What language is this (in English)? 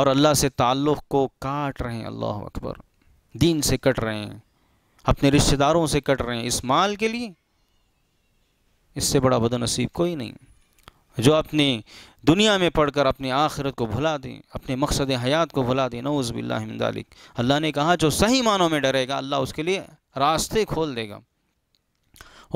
Hindi